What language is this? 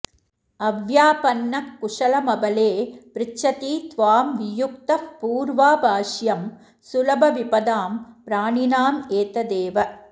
Sanskrit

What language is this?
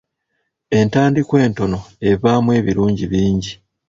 Ganda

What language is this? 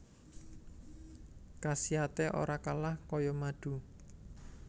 Javanese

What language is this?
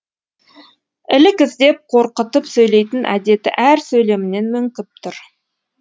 Kazakh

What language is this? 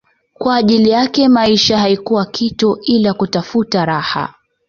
Swahili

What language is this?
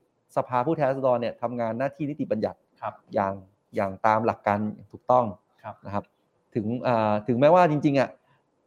Thai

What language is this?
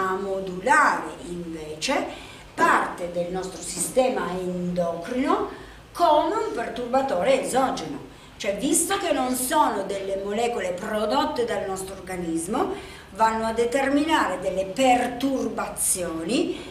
Italian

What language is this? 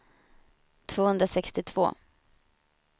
Swedish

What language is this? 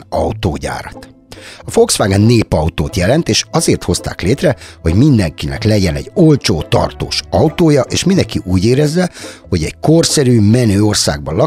Hungarian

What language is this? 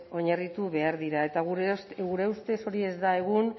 Basque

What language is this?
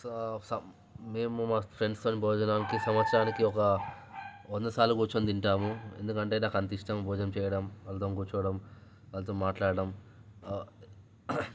Telugu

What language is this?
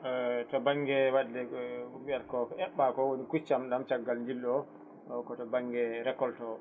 Fula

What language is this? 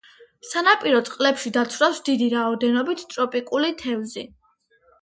Georgian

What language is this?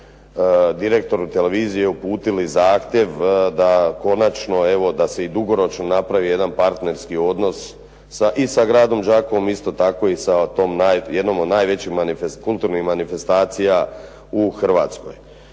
Croatian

